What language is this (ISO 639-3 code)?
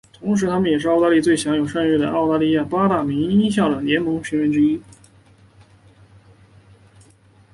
zho